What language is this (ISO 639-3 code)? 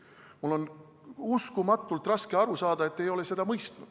est